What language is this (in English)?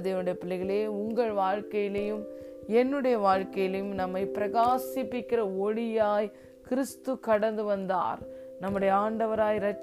Tamil